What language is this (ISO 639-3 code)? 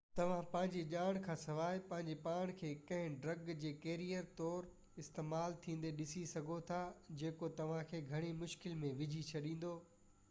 snd